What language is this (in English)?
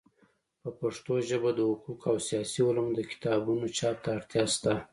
Pashto